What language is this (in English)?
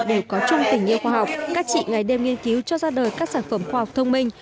Vietnamese